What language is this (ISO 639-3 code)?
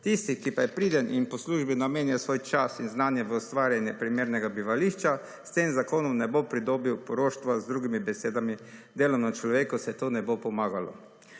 slv